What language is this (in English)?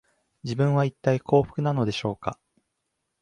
Japanese